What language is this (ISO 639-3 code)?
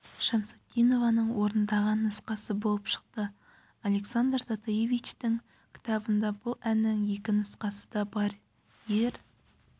kaz